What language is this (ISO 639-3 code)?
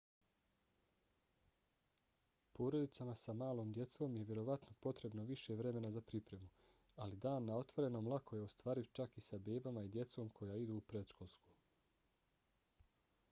bos